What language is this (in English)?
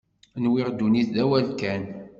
Kabyle